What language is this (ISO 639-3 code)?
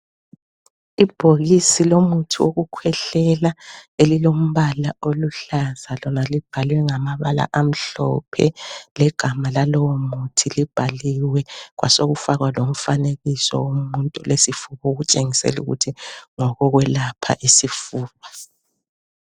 nde